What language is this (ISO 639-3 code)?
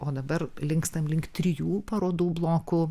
lit